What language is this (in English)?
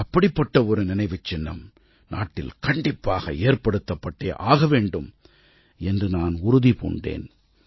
Tamil